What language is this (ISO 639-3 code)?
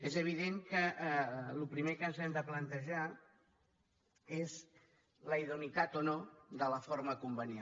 cat